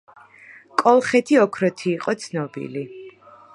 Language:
Georgian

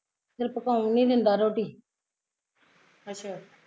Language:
Punjabi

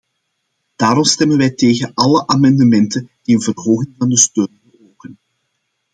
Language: Dutch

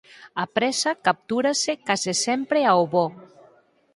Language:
Galician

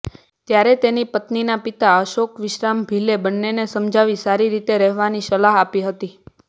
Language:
Gujarati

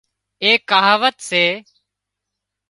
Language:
Wadiyara Koli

